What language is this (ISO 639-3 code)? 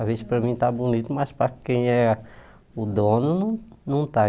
por